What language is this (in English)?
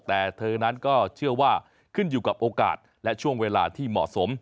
Thai